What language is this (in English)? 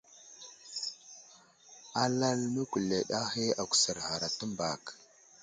Wuzlam